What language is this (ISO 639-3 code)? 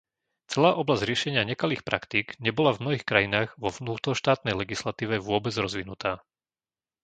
slk